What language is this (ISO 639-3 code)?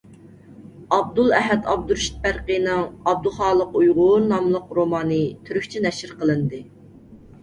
uig